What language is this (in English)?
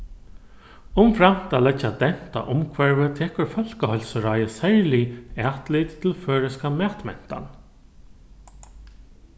Faroese